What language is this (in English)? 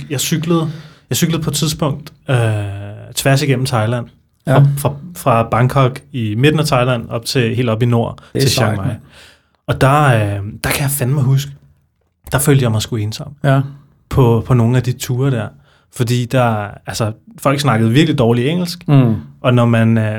Danish